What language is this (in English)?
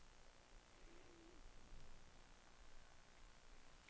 Danish